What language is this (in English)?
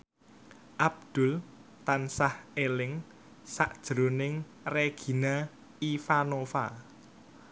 Javanese